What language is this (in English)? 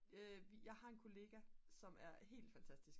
Danish